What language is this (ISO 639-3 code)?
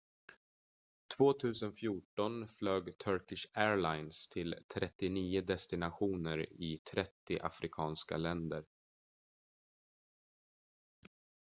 swe